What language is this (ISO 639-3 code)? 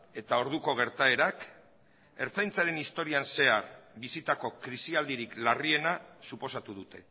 eus